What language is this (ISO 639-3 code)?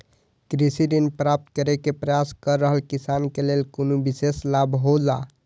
mai